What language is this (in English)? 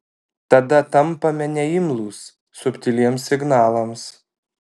Lithuanian